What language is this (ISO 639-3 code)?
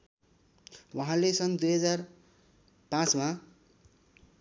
nep